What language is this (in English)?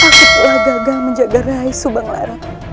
Indonesian